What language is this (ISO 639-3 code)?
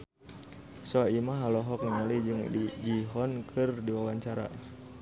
sun